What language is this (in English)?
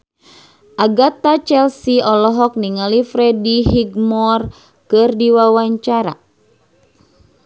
Sundanese